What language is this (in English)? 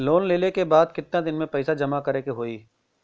Bhojpuri